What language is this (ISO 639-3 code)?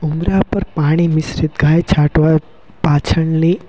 guj